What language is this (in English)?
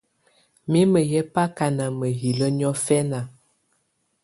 Tunen